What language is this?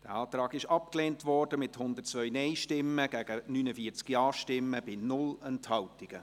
Swiss German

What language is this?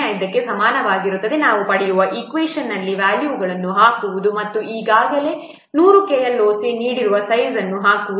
Kannada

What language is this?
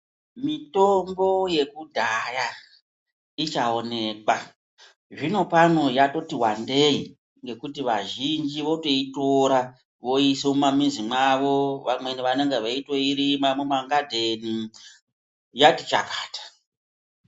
Ndau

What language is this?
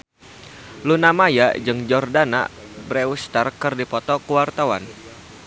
Sundanese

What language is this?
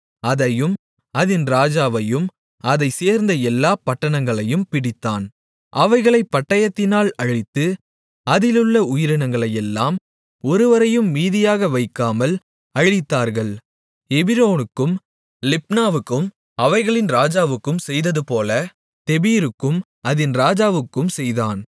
Tamil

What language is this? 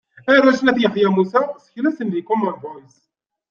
Kabyle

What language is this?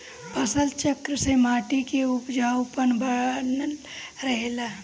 Bhojpuri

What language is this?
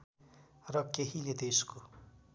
Nepali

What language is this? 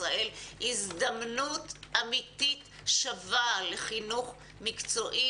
Hebrew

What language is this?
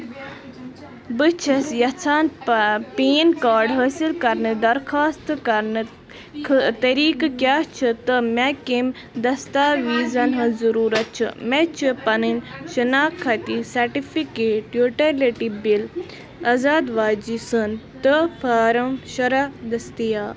Kashmiri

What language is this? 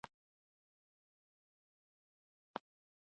Pashto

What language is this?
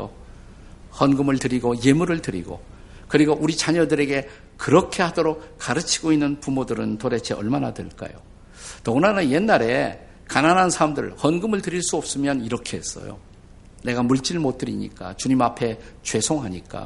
Korean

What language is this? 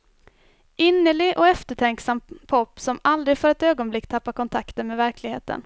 Swedish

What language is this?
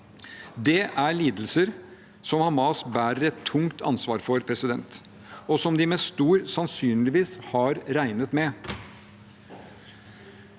Norwegian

